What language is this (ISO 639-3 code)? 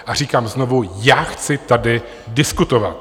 ces